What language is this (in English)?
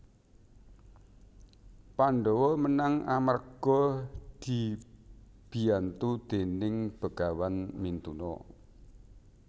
Javanese